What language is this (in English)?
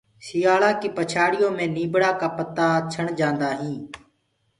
Gurgula